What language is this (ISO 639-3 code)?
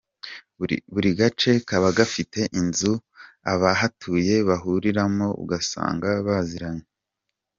kin